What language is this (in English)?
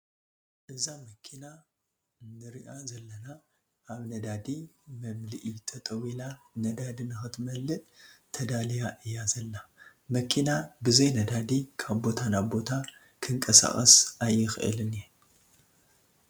Tigrinya